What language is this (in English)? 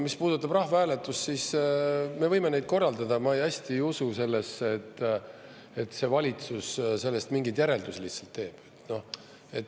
Estonian